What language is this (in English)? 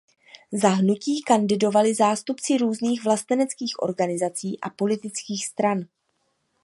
Czech